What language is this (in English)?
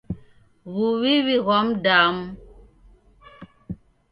Taita